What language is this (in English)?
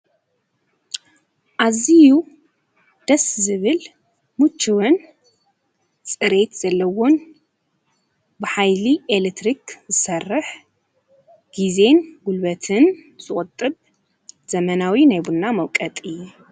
Tigrinya